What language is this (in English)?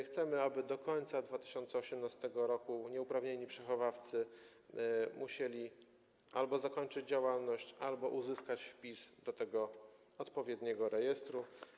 Polish